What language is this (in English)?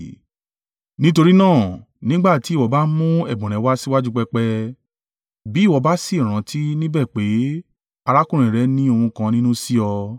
Yoruba